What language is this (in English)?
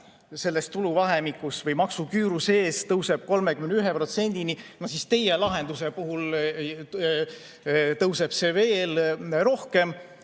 Estonian